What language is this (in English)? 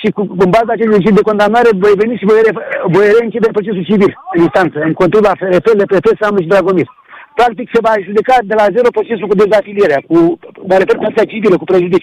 Romanian